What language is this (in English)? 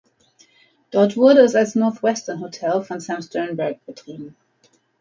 German